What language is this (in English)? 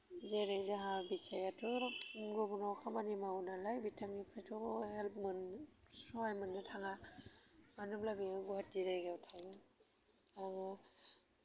Bodo